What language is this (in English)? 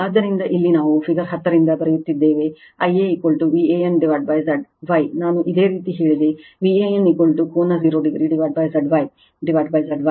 Kannada